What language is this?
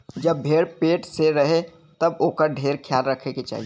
Bhojpuri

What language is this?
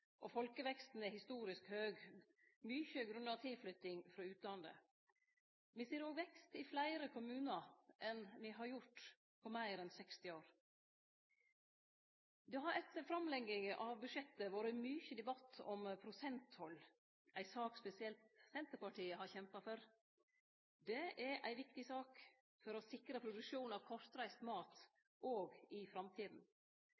Norwegian Nynorsk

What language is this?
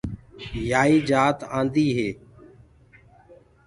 Gurgula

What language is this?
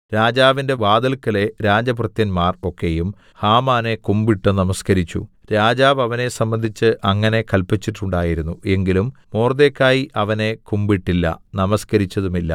Malayalam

